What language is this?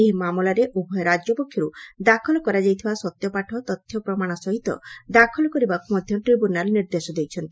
Odia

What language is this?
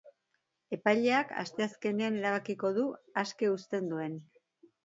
Basque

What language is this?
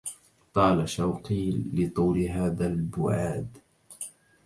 Arabic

